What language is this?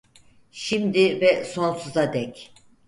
Turkish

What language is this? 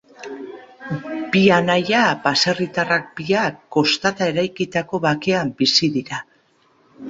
Basque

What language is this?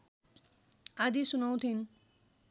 Nepali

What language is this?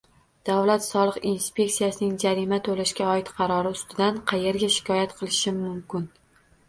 Uzbek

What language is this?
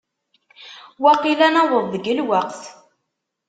Kabyle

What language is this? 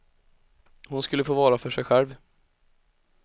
Swedish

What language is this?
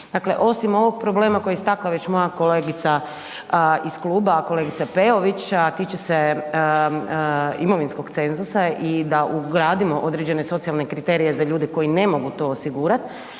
Croatian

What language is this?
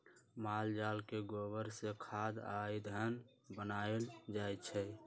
Magahi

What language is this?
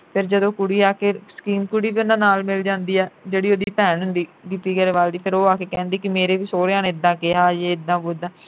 Punjabi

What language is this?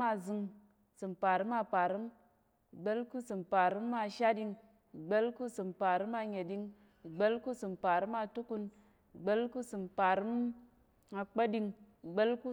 Tarok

